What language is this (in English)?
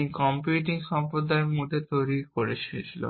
Bangla